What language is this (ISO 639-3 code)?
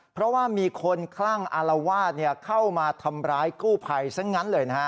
tha